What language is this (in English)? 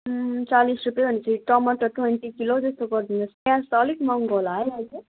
Nepali